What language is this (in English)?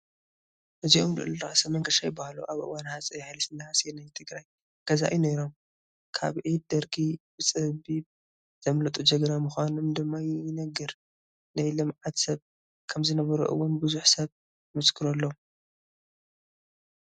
Tigrinya